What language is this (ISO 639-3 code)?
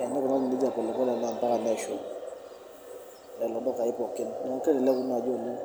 mas